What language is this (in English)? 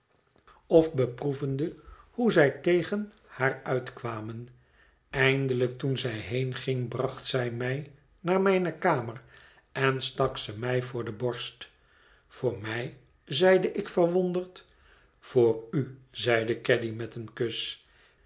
Dutch